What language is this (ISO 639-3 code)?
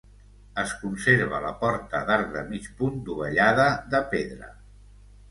cat